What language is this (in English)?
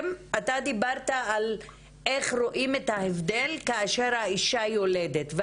Hebrew